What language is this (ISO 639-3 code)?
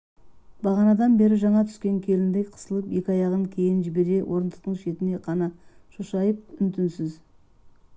kaz